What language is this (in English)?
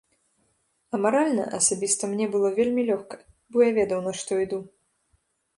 Belarusian